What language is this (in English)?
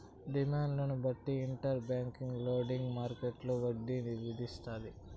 Telugu